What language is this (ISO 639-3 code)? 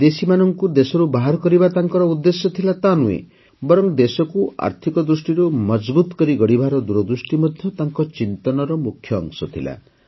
ori